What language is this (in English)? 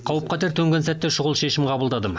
Kazakh